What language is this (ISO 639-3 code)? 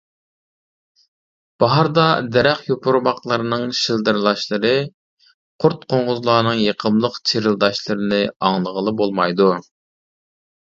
uig